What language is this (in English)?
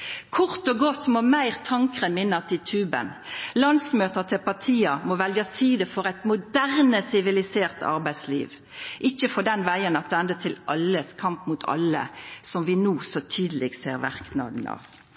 Norwegian Nynorsk